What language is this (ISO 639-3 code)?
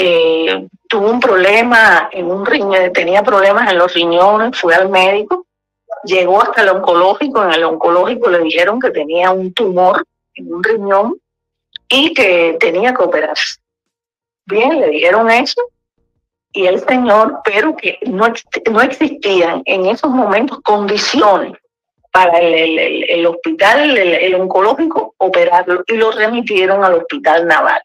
spa